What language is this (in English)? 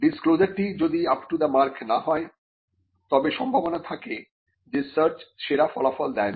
Bangla